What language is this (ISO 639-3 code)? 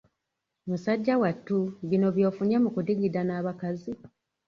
lug